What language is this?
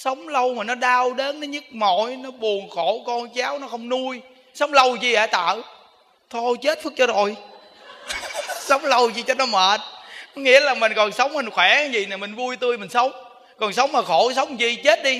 Vietnamese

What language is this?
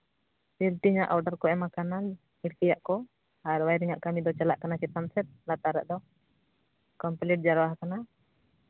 Santali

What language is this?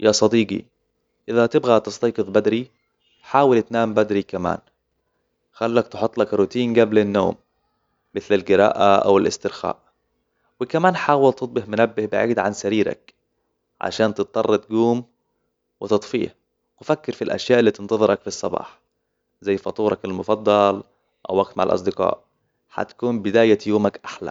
Hijazi Arabic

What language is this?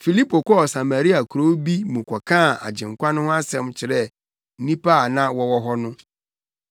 Akan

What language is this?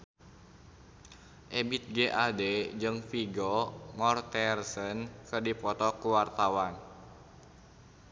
Sundanese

